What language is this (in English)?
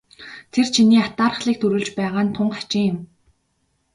Mongolian